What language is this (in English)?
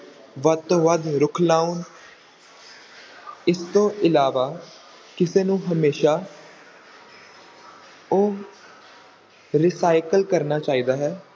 Punjabi